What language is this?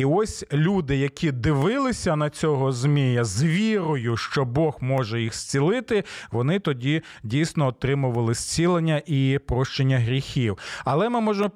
Ukrainian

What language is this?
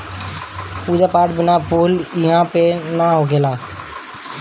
Bhojpuri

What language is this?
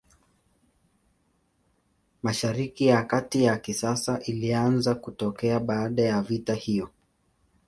Swahili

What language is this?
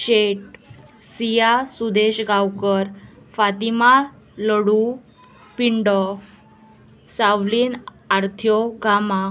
Konkani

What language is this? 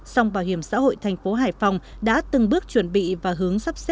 Vietnamese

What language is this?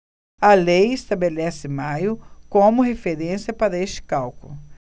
Portuguese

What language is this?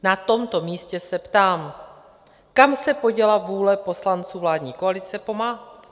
Czech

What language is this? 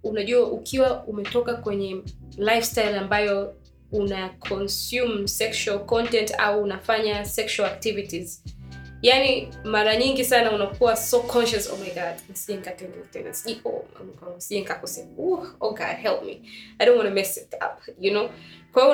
Swahili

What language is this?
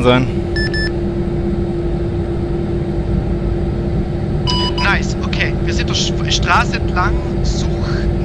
German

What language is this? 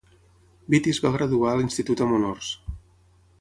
Catalan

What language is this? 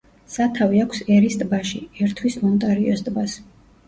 Georgian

